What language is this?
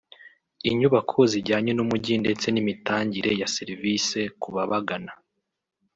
Kinyarwanda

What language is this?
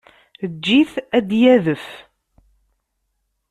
Kabyle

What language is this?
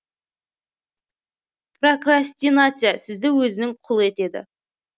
Kazakh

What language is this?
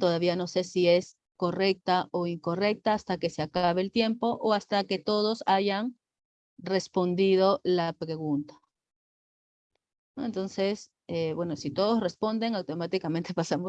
Spanish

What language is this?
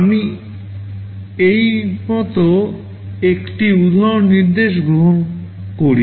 Bangla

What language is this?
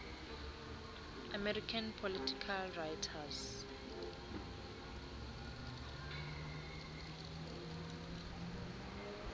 Xhosa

